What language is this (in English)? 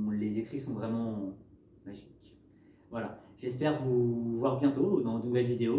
French